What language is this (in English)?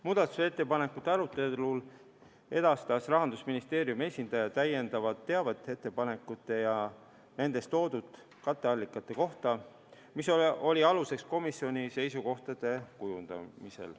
Estonian